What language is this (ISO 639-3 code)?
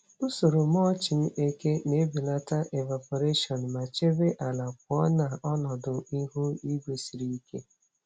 ibo